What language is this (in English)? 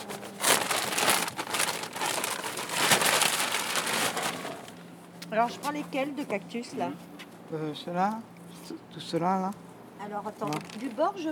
French